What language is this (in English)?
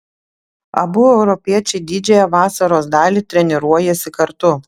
Lithuanian